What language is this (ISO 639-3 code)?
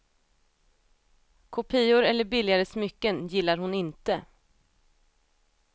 swe